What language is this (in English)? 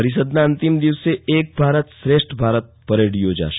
Gujarati